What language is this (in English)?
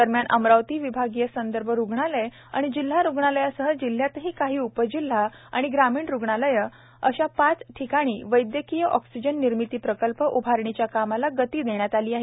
Marathi